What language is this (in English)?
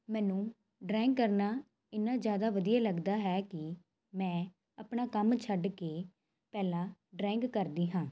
Punjabi